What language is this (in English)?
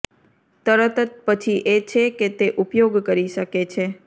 Gujarati